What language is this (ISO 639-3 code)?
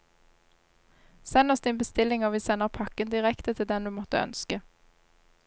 nor